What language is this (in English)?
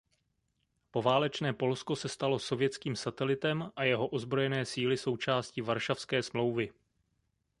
Czech